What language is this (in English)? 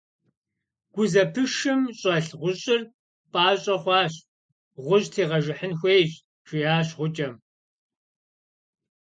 Kabardian